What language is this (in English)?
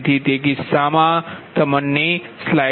Gujarati